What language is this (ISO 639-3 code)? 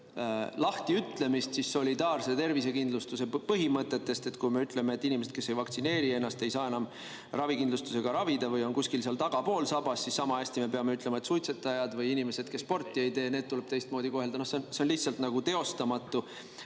est